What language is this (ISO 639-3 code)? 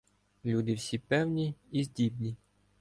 ukr